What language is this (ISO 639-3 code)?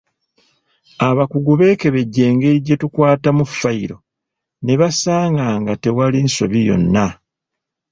lug